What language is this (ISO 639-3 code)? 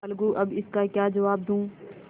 hin